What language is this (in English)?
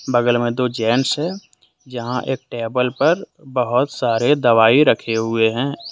Hindi